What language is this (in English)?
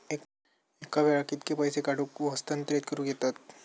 Marathi